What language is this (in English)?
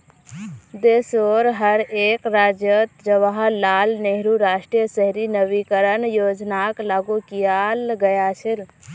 Magahi